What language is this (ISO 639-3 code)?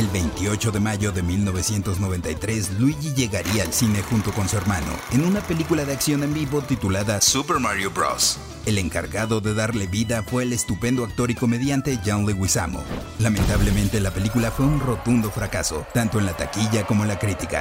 spa